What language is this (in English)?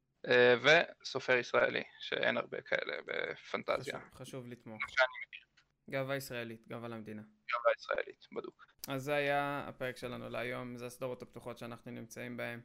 Hebrew